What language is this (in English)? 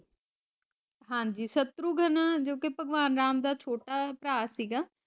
Punjabi